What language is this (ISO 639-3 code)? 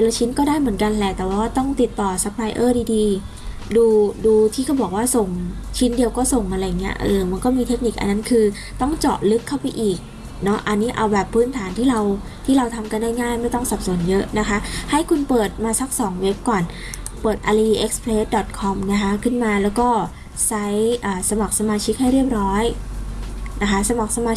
tha